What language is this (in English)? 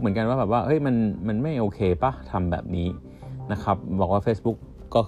Thai